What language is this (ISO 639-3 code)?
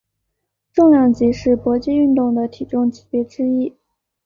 zho